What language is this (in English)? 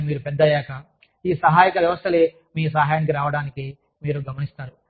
Telugu